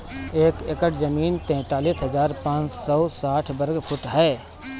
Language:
Bhojpuri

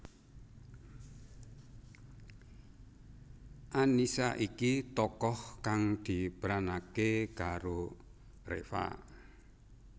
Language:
Javanese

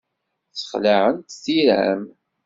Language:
Kabyle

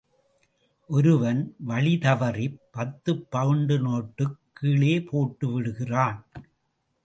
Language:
Tamil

